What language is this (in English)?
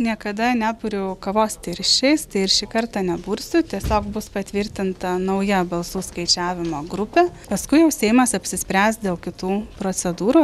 Lithuanian